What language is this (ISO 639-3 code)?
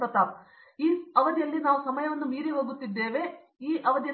kan